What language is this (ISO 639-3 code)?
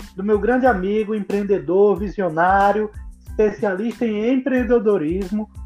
por